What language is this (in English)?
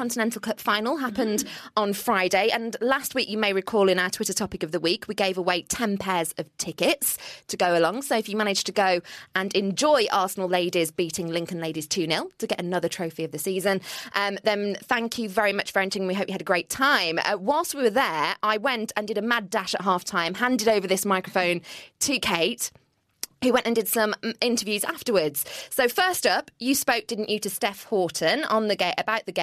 English